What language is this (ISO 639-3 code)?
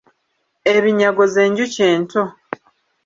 lug